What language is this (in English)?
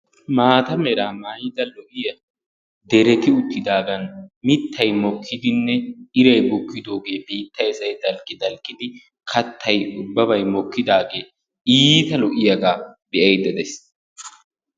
Wolaytta